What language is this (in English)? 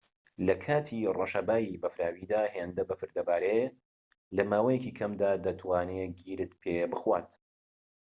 Central Kurdish